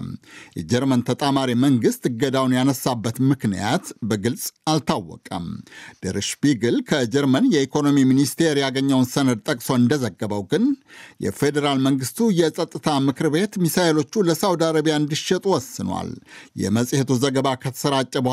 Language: Amharic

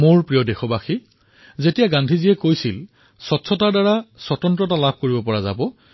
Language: Assamese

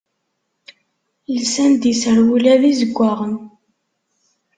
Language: Kabyle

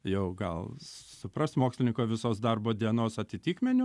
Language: Lithuanian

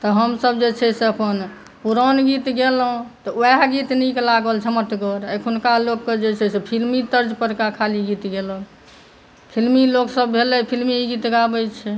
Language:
Maithili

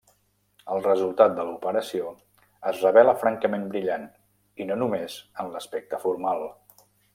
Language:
Catalan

